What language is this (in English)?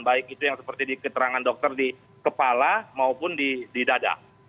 Indonesian